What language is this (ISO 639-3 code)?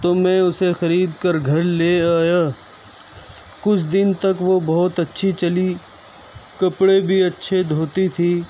urd